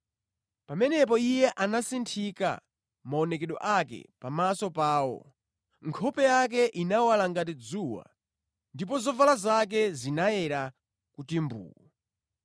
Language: Nyanja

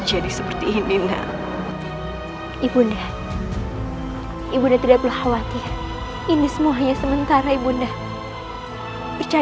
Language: Indonesian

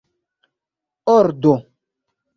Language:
Esperanto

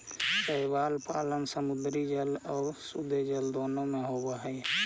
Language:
Magahi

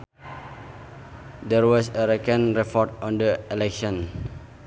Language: Sundanese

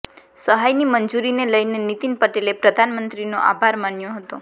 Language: Gujarati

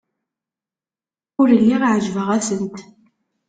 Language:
Kabyle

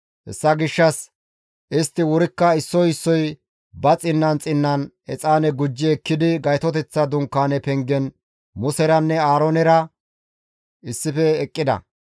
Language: Gamo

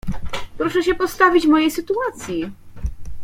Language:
Polish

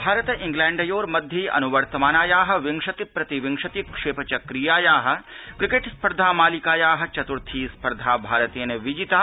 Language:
Sanskrit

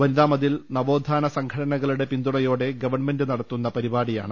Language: Malayalam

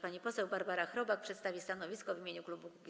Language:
Polish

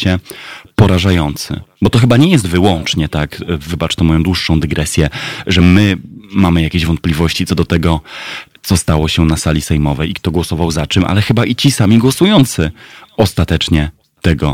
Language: Polish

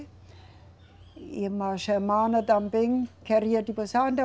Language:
Portuguese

